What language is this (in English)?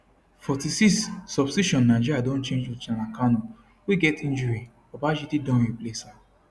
Nigerian Pidgin